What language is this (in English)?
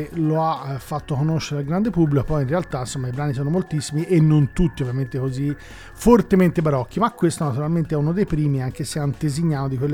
Italian